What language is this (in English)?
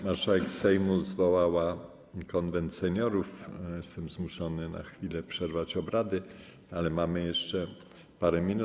Polish